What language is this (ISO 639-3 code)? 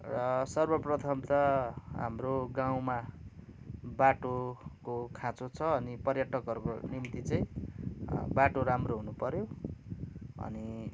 nep